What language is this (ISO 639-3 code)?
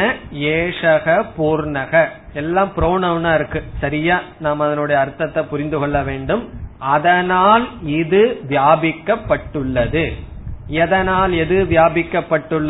tam